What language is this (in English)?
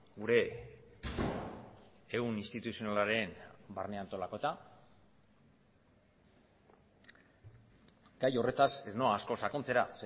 Basque